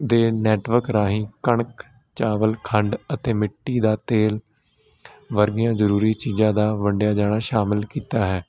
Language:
Punjabi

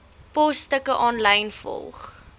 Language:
Afrikaans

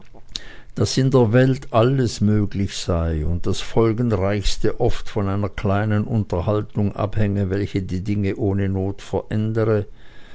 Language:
German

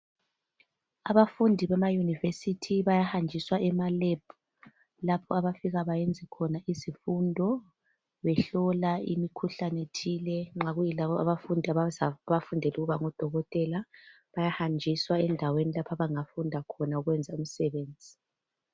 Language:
North Ndebele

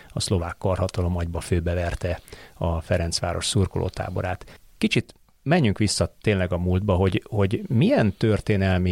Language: Hungarian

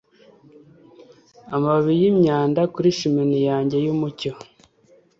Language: Kinyarwanda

